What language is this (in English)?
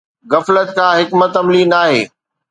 Sindhi